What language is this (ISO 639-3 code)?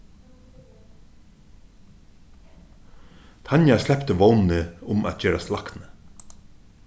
fao